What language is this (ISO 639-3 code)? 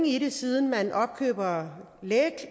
dan